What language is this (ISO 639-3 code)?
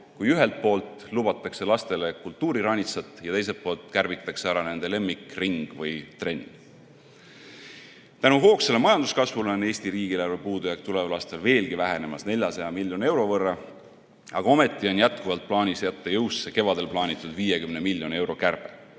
est